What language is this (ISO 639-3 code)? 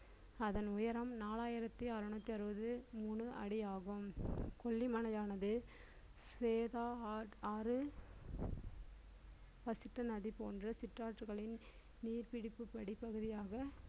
tam